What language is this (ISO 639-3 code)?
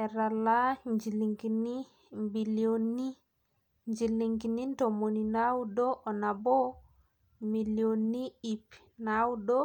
mas